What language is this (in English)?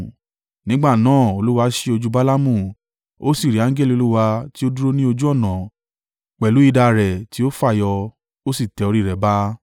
Yoruba